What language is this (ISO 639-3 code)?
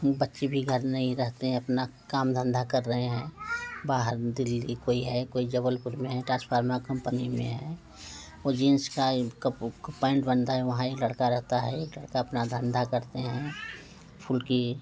hin